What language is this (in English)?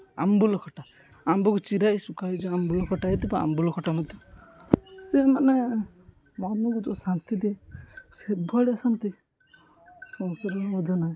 Odia